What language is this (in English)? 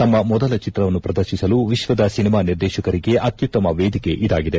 Kannada